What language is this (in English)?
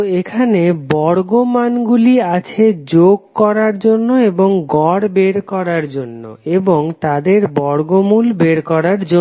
Bangla